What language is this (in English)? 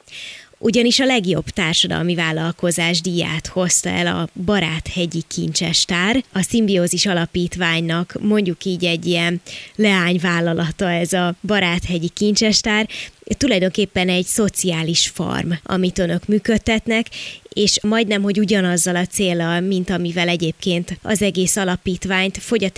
Hungarian